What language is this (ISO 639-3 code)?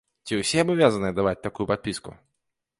bel